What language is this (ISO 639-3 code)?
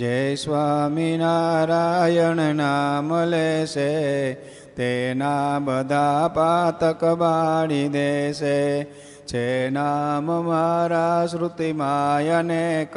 guj